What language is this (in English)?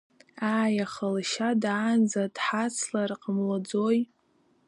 Abkhazian